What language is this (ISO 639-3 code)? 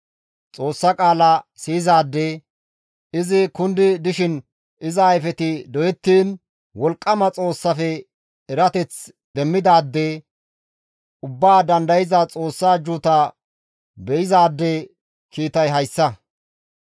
gmv